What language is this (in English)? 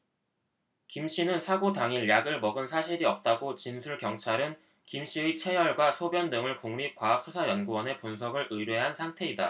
Korean